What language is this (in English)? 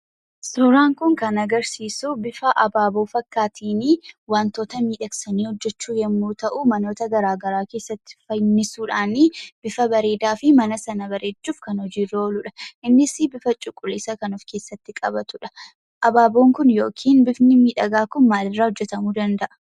Oromo